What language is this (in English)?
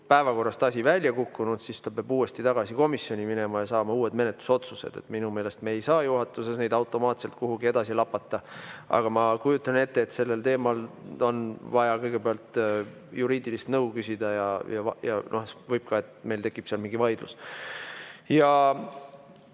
Estonian